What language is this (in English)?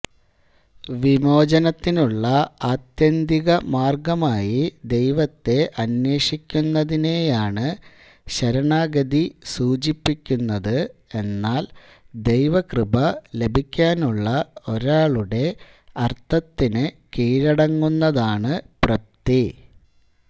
Malayalam